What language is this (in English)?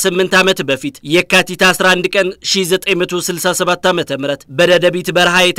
Arabic